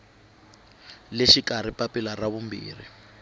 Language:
Tsonga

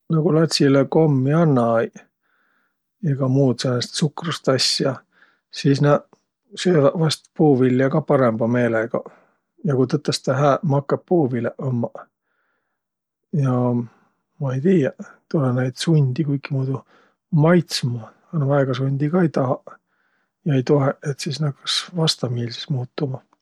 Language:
Võro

